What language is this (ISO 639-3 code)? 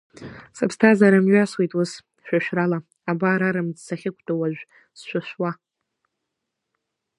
abk